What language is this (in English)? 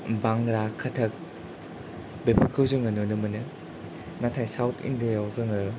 Bodo